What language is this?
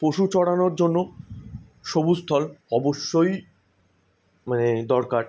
Bangla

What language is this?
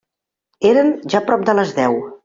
Catalan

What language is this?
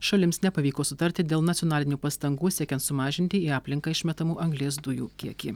Lithuanian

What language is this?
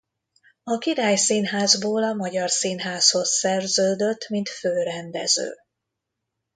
Hungarian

